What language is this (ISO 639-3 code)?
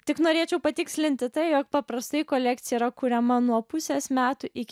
lit